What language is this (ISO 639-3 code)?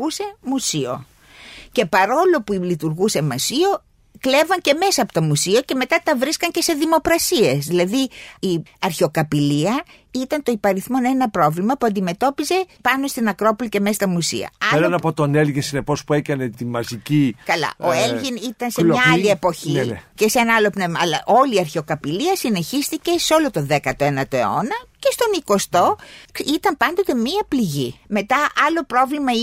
ell